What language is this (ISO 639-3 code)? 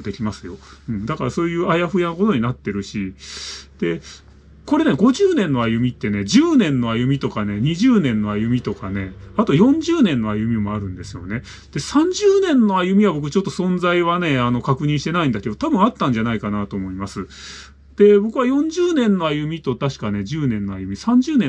jpn